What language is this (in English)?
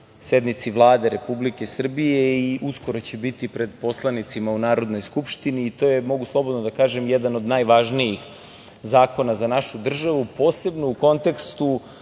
Serbian